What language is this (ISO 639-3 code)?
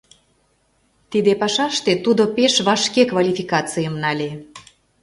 chm